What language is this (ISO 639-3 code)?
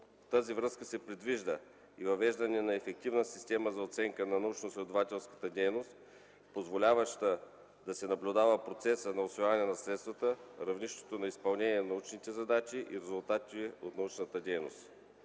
bul